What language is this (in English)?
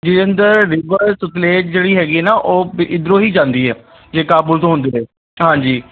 Punjabi